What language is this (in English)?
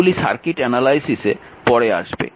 Bangla